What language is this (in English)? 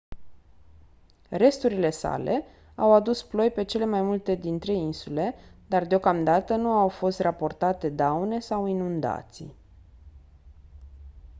Romanian